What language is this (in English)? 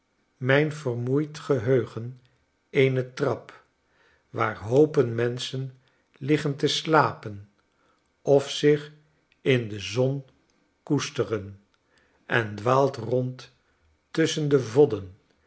Dutch